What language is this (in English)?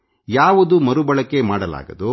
Kannada